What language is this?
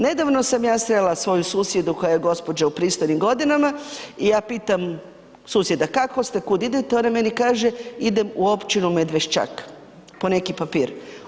Croatian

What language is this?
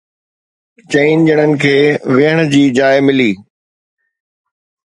Sindhi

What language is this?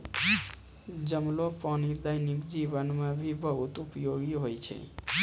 Maithili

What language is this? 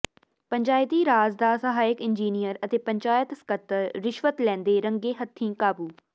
Punjabi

